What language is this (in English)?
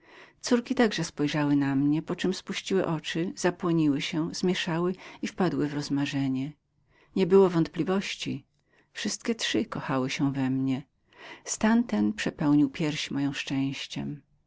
Polish